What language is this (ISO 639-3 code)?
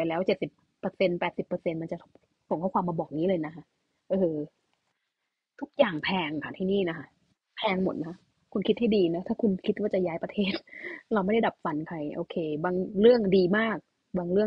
tha